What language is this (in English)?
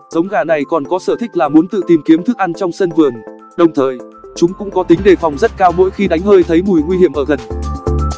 Vietnamese